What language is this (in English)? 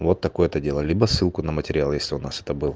Russian